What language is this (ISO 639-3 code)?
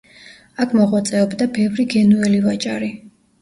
kat